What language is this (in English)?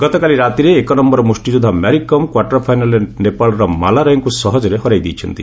Odia